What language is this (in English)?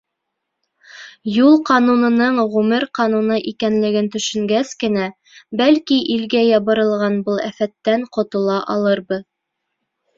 Bashkir